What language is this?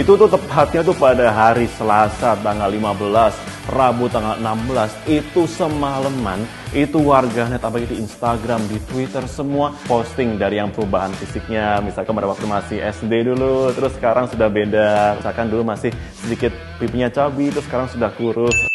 Indonesian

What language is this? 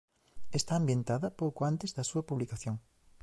Galician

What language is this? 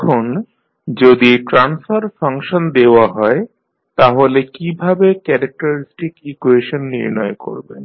Bangla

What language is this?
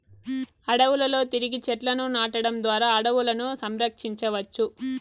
Telugu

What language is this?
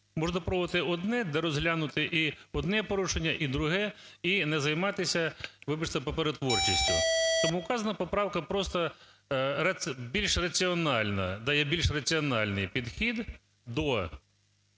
Ukrainian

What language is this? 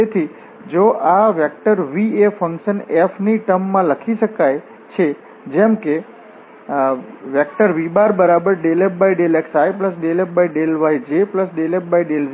Gujarati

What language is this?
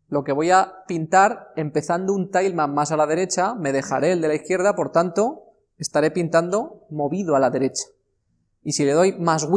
Spanish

